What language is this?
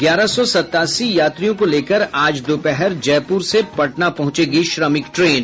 Hindi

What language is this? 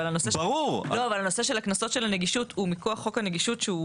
Hebrew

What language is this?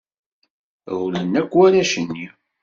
Kabyle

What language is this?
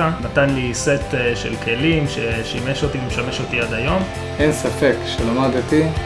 Hebrew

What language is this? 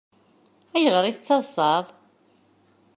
Kabyle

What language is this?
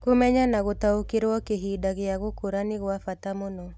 Kikuyu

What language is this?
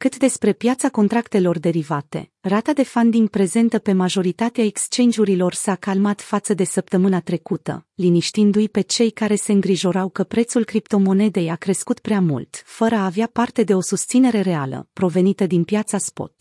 Romanian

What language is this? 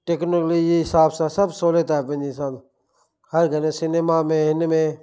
Sindhi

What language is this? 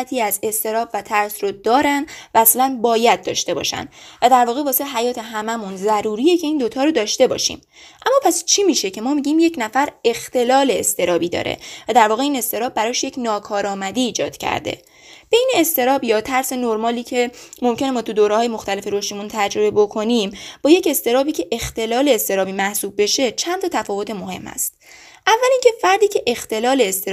Persian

